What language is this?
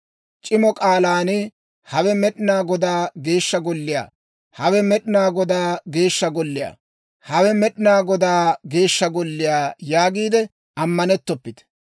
Dawro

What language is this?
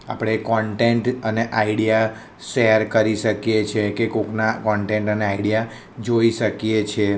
Gujarati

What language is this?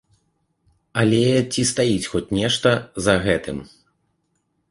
Belarusian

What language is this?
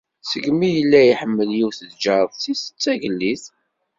Kabyle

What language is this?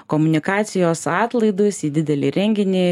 Lithuanian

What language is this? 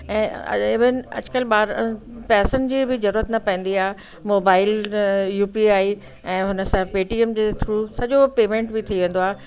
Sindhi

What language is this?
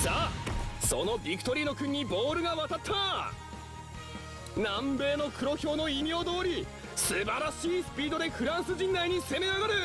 Japanese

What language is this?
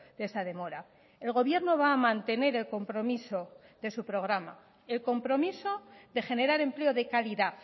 Spanish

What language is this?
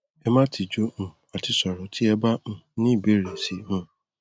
Yoruba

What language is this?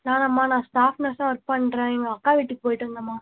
Tamil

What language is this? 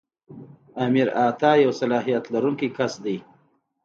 Pashto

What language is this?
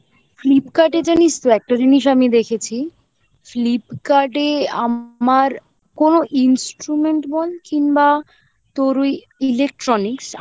Bangla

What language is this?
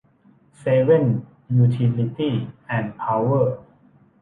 Thai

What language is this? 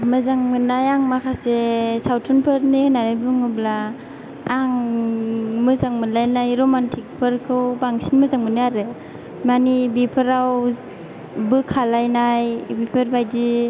Bodo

